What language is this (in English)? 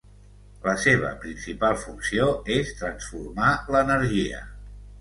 Catalan